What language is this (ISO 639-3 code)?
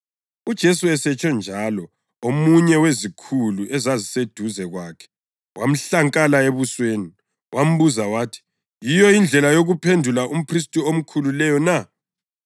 nde